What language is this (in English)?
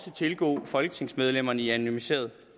Danish